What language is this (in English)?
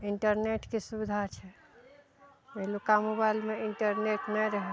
Maithili